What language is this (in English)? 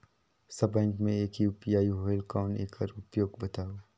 Chhattisgarhi